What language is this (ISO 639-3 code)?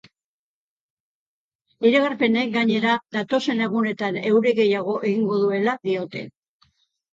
eus